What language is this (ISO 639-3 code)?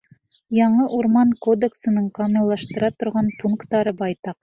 bak